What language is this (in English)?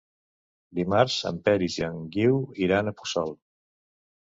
Catalan